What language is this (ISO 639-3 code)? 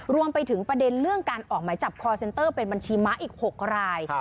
tha